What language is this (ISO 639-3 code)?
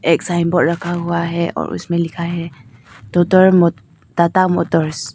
hin